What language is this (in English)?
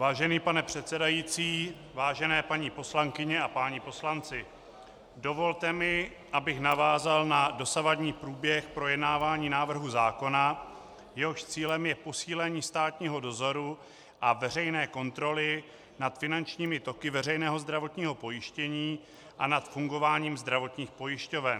Czech